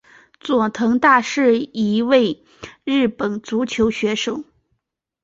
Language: Chinese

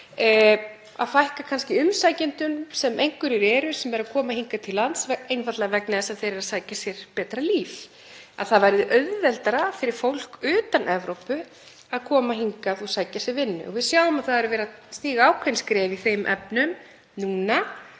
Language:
Icelandic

